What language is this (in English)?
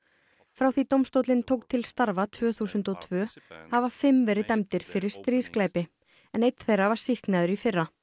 Icelandic